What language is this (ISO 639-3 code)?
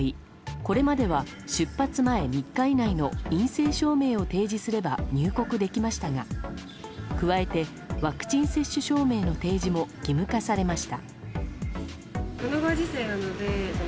jpn